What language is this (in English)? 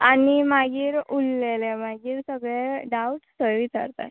Konkani